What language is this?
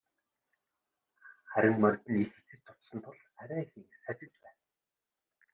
Mongolian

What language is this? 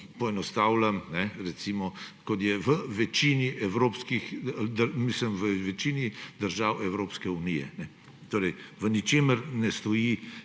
Slovenian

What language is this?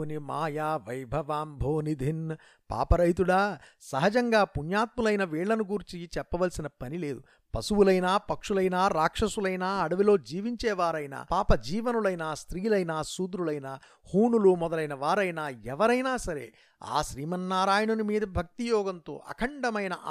Telugu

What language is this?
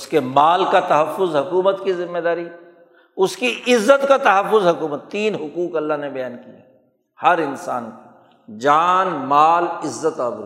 Urdu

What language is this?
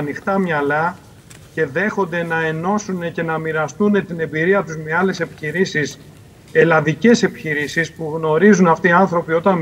Greek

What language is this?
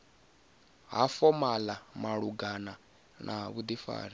Venda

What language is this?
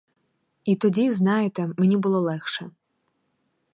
Ukrainian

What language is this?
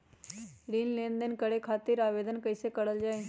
Magahi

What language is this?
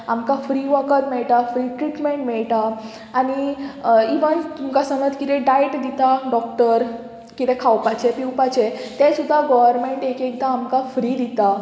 Konkani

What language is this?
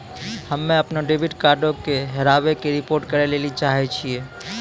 Maithili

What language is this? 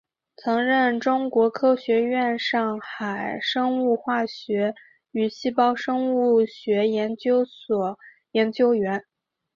Chinese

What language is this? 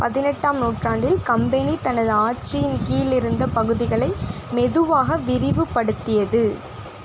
Tamil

